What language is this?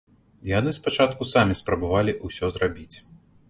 Belarusian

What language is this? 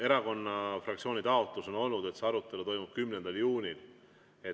Estonian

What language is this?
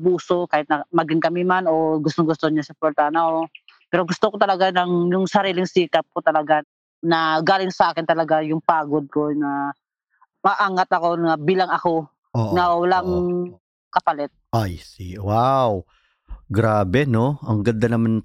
Filipino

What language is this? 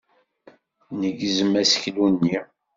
Kabyle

